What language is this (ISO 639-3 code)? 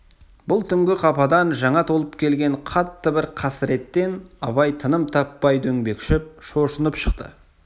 kaz